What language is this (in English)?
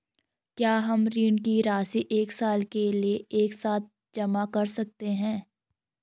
Hindi